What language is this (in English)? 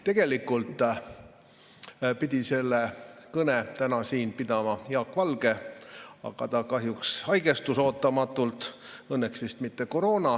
Estonian